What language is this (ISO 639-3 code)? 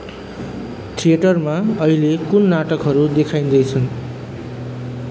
nep